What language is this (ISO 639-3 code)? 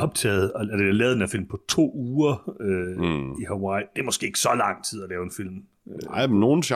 dan